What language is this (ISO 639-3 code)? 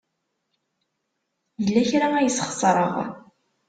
kab